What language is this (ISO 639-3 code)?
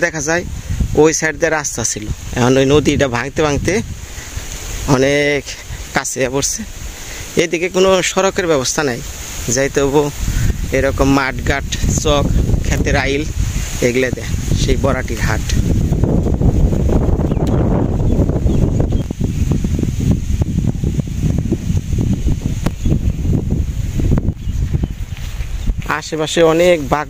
ara